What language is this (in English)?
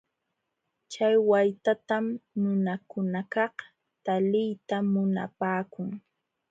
Jauja Wanca Quechua